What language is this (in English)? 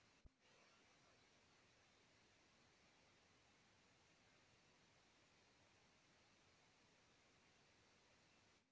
Bhojpuri